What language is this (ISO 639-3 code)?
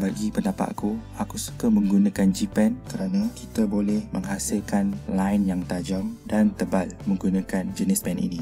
msa